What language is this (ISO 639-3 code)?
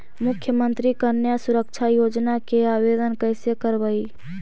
mag